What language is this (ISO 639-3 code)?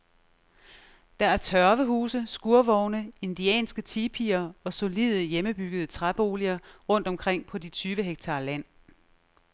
dan